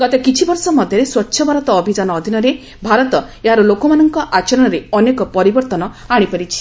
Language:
Odia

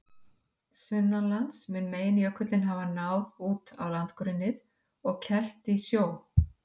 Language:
Icelandic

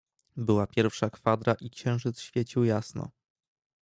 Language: Polish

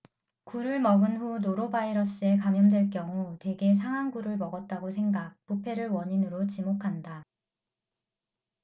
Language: Korean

